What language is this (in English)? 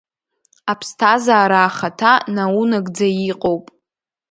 Abkhazian